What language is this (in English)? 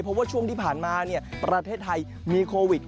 Thai